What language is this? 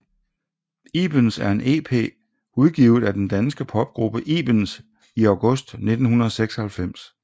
Danish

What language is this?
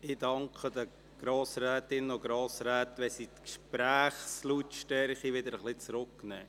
Swiss German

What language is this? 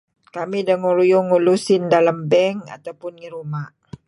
Kelabit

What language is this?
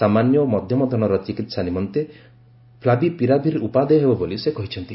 Odia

